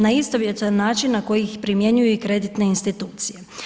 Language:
Croatian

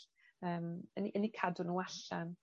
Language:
Welsh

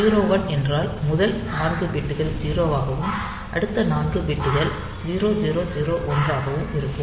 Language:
Tamil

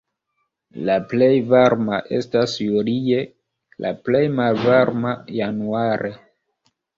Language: Esperanto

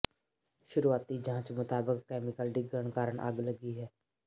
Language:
Punjabi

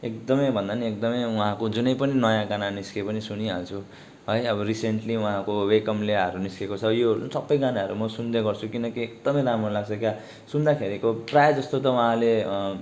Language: Nepali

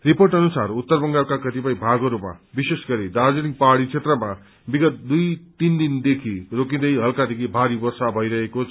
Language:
Nepali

